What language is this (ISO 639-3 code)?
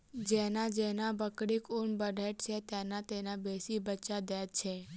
mai